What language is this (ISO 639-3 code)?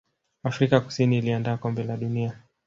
swa